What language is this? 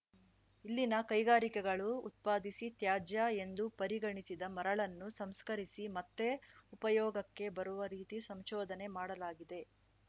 Kannada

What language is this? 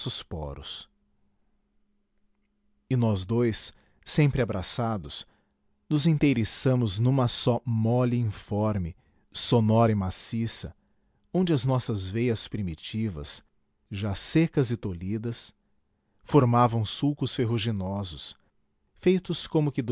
Portuguese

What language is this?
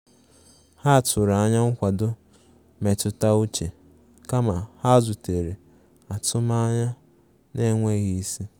Igbo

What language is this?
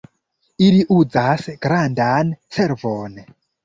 Esperanto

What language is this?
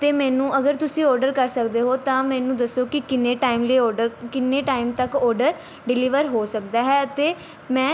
Punjabi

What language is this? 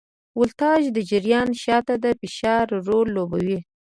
Pashto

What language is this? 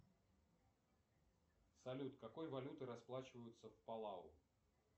Russian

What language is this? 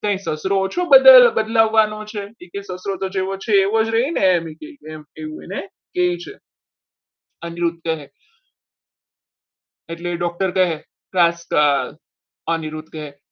Gujarati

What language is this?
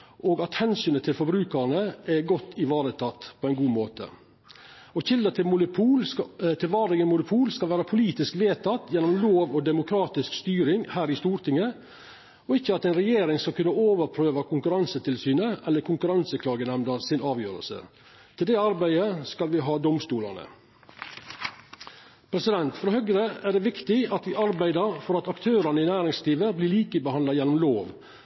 Norwegian Nynorsk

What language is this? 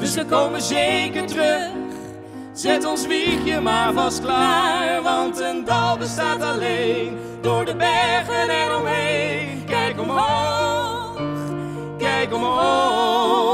Dutch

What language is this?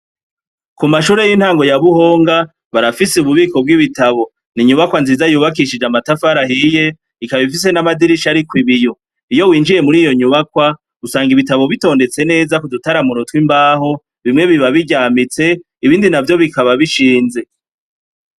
Rundi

